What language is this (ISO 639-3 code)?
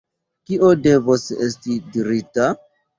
epo